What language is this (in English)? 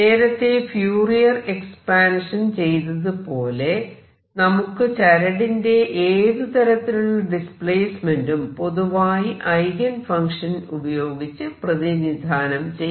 Malayalam